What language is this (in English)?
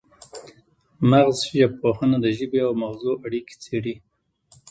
Pashto